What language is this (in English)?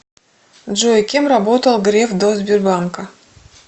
Russian